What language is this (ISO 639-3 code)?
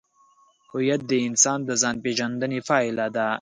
pus